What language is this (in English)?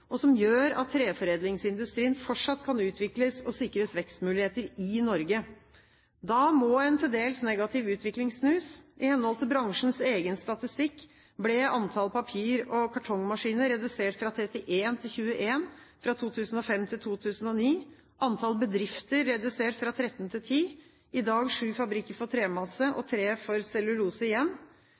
Norwegian Bokmål